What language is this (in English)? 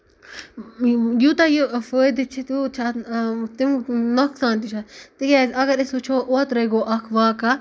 Kashmiri